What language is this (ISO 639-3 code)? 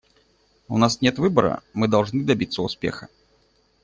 rus